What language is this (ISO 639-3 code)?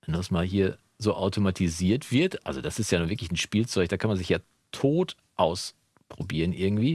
deu